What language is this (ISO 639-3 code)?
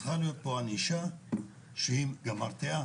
heb